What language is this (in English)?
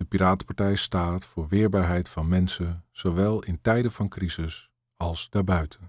Dutch